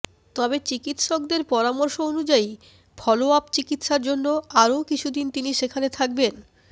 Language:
Bangla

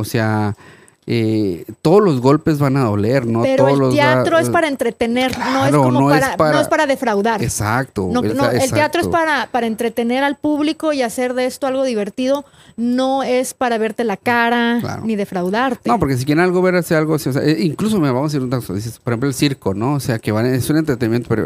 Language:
Spanish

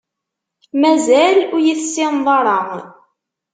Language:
Kabyle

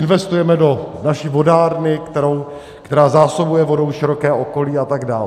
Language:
Czech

